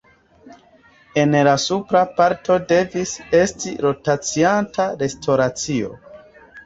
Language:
Esperanto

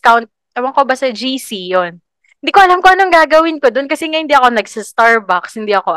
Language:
Filipino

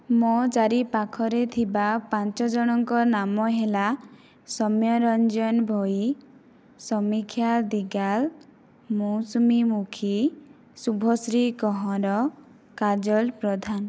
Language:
Odia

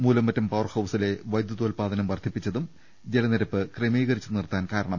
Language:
Malayalam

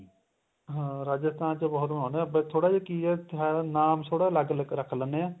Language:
Punjabi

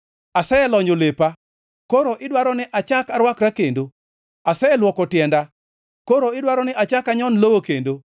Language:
Luo (Kenya and Tanzania)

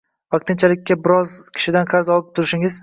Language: Uzbek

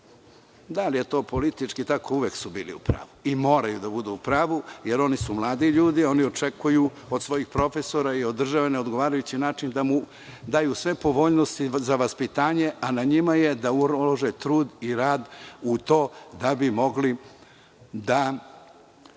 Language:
Serbian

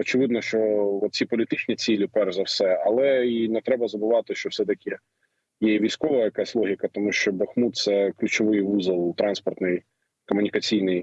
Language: Ukrainian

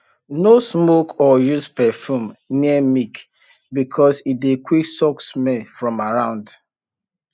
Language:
Nigerian Pidgin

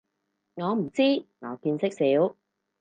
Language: Cantonese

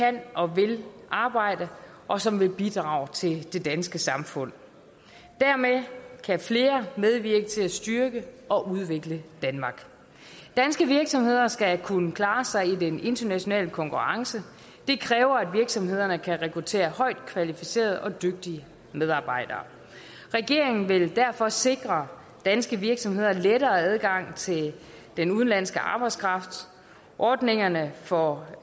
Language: Danish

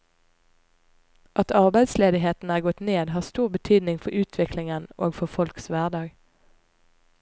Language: Norwegian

